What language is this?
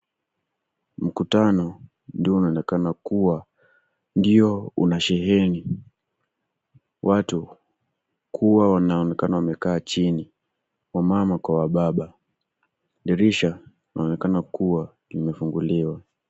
Swahili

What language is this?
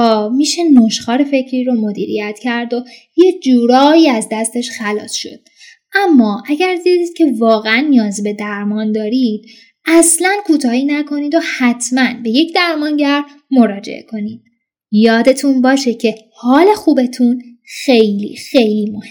Persian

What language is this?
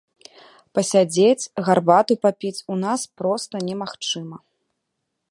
Belarusian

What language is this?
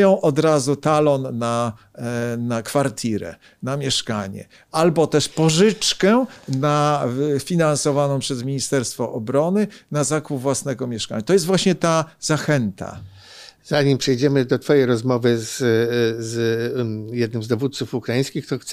Polish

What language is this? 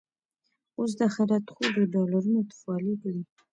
Pashto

